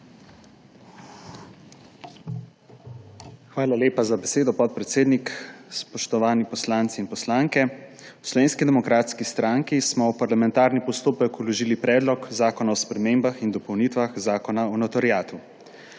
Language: Slovenian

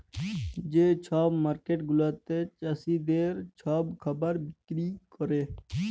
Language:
Bangla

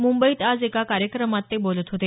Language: Marathi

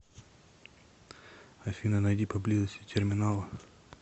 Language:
Russian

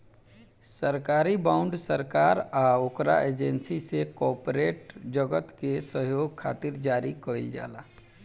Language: Bhojpuri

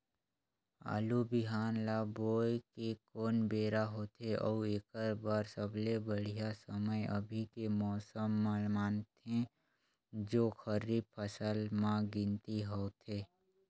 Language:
Chhattisgarhi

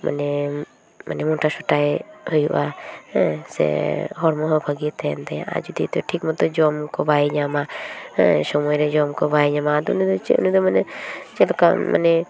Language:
Santali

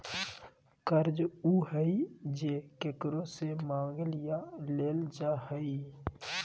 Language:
Magahi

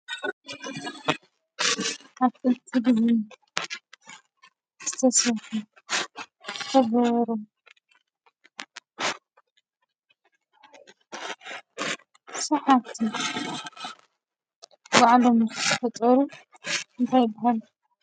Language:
Tigrinya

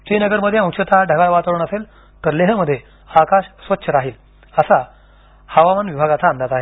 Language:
Marathi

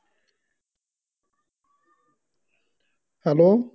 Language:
Punjabi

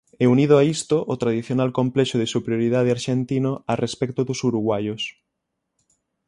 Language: Galician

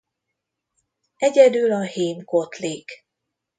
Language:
Hungarian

